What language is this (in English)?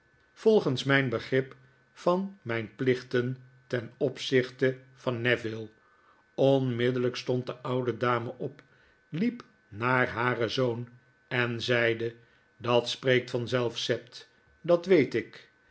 Dutch